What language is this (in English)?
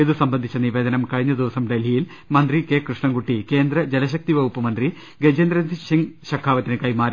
Malayalam